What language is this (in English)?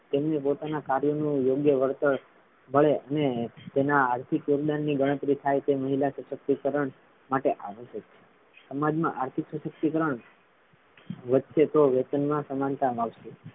Gujarati